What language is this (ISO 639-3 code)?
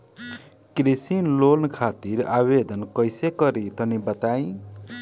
bho